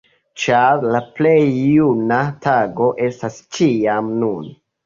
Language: Esperanto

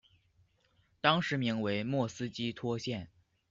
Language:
Chinese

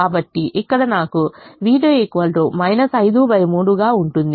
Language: Telugu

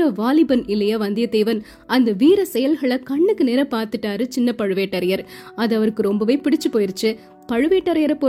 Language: Tamil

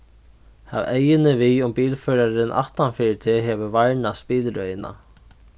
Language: Faroese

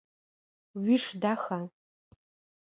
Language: Adyghe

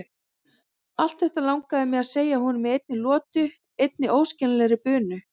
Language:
Icelandic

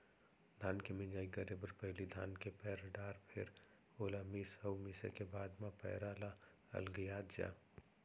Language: Chhattisgarhi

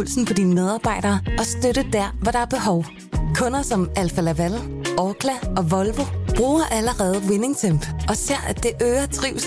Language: Danish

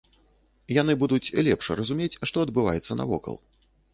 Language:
Belarusian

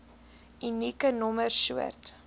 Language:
Afrikaans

